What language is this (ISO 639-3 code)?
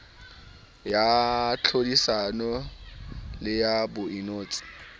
sot